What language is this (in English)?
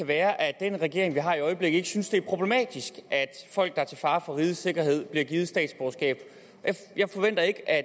Danish